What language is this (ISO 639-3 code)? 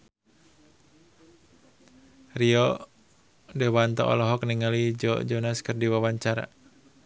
sun